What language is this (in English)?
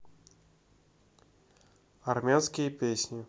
Russian